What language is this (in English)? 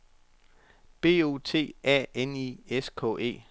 Danish